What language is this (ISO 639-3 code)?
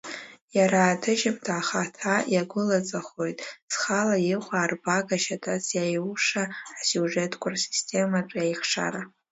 abk